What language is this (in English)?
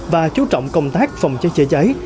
Vietnamese